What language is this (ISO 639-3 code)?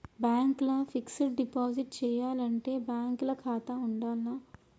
tel